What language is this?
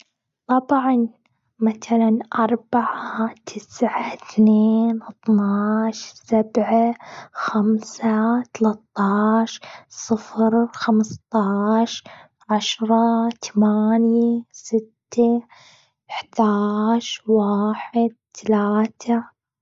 Gulf Arabic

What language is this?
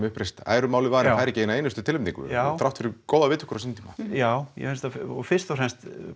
Icelandic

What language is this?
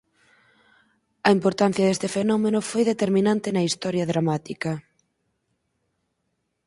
Galician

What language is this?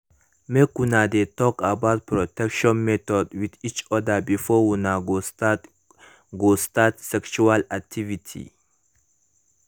Nigerian Pidgin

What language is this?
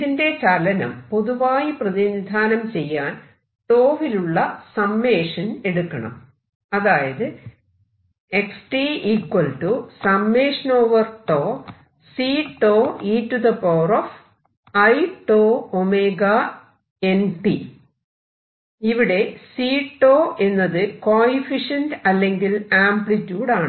Malayalam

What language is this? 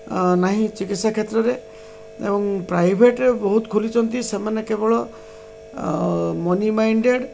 Odia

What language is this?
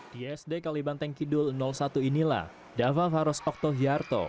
Indonesian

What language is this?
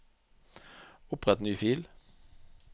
Norwegian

